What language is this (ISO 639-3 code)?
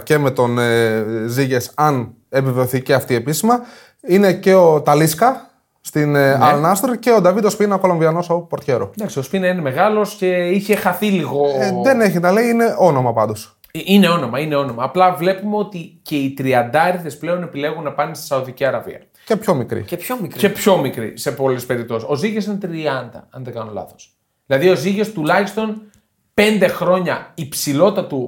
ell